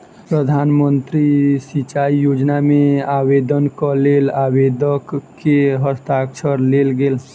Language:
Maithili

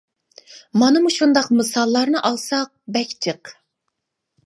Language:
Uyghur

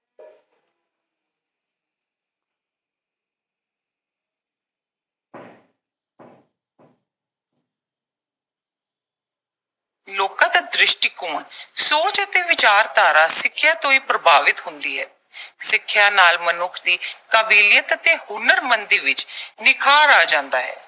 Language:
Punjabi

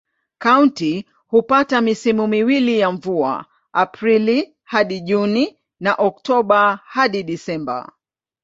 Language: Swahili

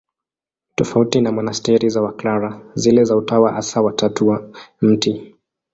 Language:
Swahili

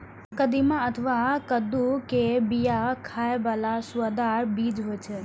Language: Maithili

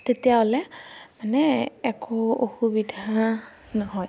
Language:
Assamese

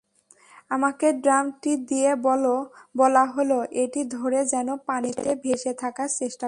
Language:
Bangla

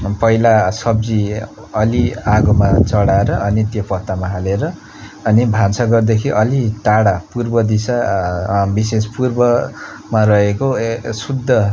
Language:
Nepali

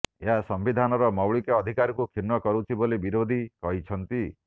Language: Odia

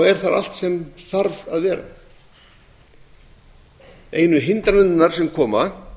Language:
Icelandic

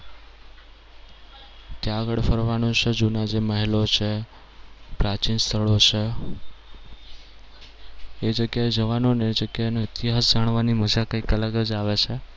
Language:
Gujarati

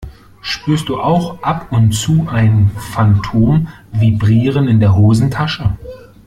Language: German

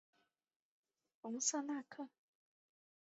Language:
Chinese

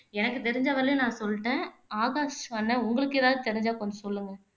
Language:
Tamil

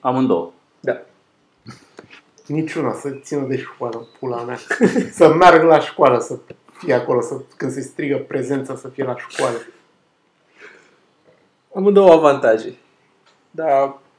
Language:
Romanian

